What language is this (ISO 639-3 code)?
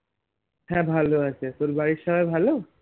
ben